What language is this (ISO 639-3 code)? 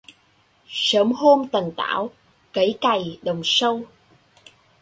vie